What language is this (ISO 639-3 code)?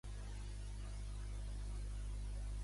cat